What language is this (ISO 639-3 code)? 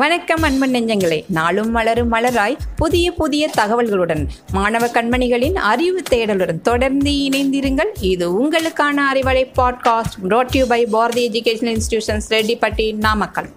tam